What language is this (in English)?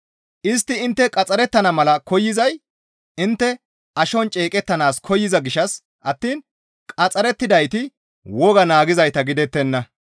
Gamo